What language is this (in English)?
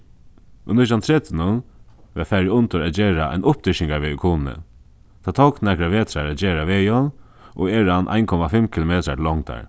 Faroese